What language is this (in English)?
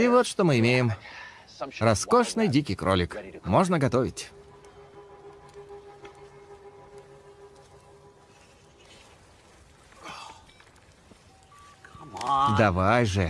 Russian